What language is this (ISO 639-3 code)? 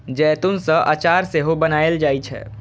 mai